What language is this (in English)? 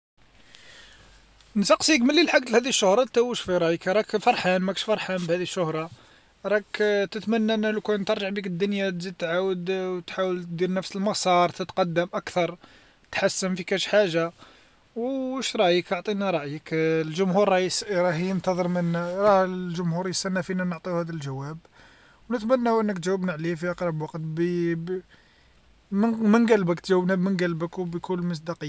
Algerian Arabic